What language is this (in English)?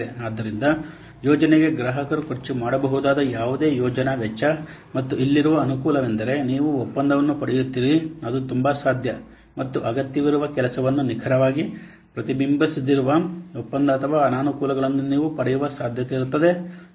Kannada